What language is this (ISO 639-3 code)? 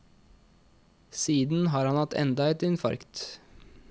nor